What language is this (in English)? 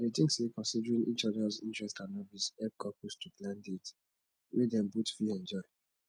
Nigerian Pidgin